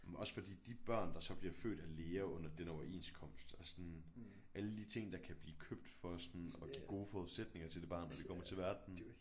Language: Danish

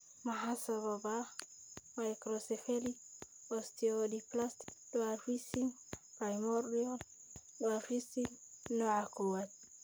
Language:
Somali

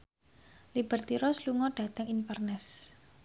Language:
Javanese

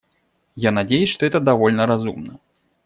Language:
Russian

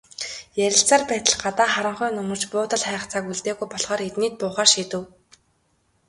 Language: Mongolian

